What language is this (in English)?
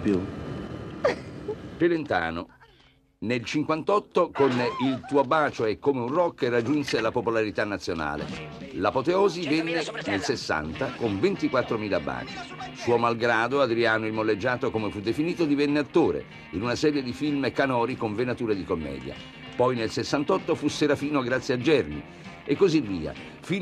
Italian